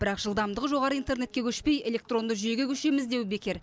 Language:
Kazakh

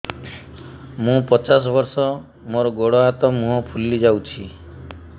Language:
Odia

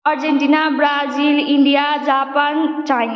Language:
Nepali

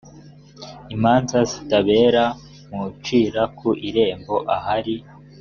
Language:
Kinyarwanda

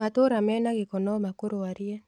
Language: Kikuyu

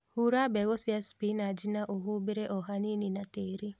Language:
Kikuyu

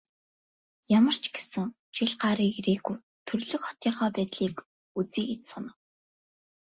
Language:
Mongolian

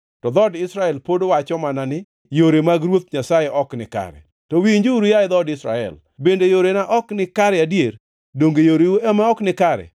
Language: Luo (Kenya and Tanzania)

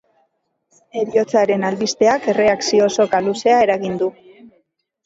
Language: Basque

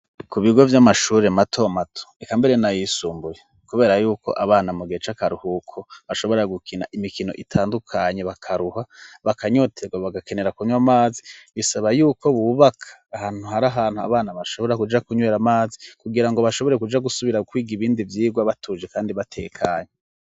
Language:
Rundi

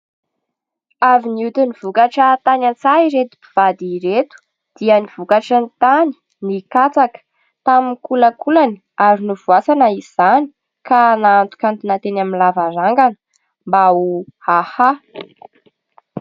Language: Malagasy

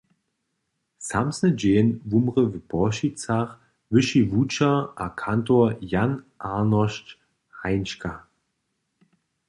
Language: Upper Sorbian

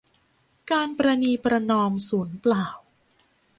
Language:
Thai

